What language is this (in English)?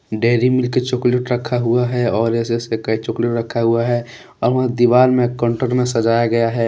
Hindi